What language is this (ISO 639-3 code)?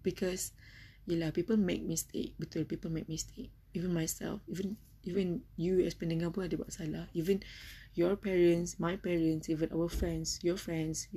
msa